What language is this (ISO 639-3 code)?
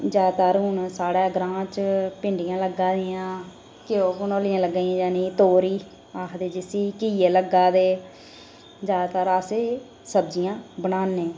doi